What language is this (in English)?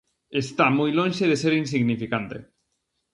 Galician